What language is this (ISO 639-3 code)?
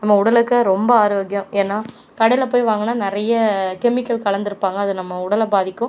tam